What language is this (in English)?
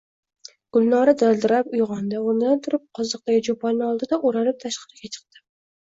Uzbek